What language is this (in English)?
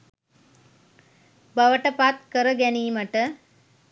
Sinhala